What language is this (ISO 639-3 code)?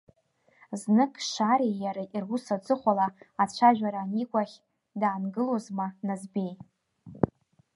abk